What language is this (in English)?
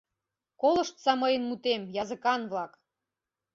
Mari